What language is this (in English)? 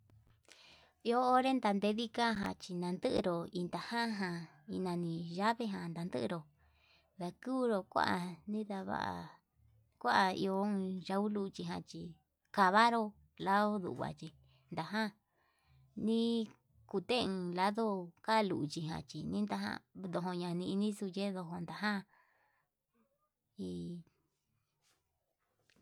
Yutanduchi Mixtec